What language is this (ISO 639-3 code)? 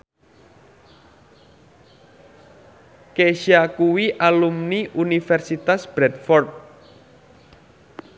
jav